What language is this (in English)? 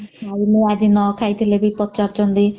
Odia